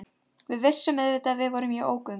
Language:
Icelandic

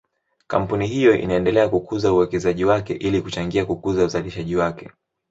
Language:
Swahili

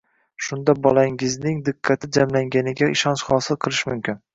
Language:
Uzbek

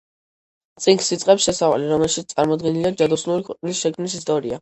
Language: Georgian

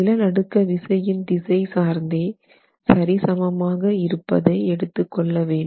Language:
Tamil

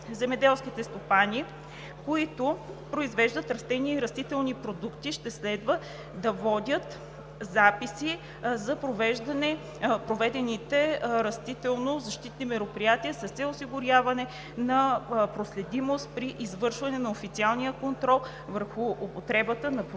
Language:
Bulgarian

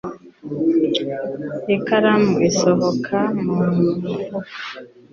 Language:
Kinyarwanda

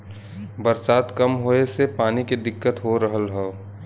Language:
Bhojpuri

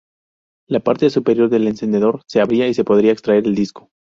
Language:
Spanish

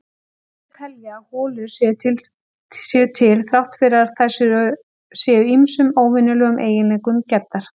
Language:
Icelandic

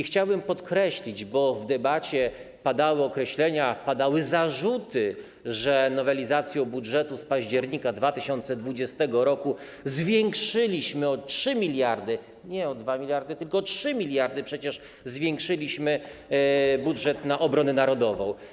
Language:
Polish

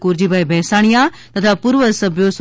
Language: Gujarati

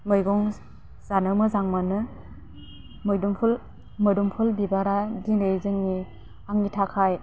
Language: Bodo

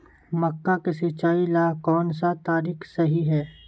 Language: Magahi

